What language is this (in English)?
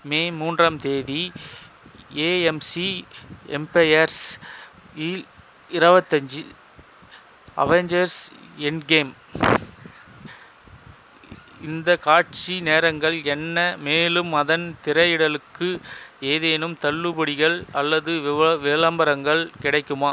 Tamil